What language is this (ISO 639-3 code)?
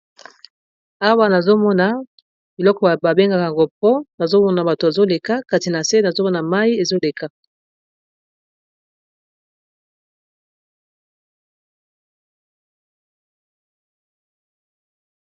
lin